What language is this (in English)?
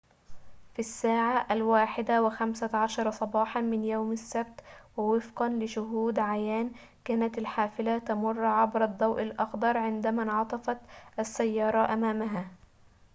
Arabic